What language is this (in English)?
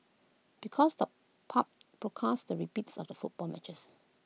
English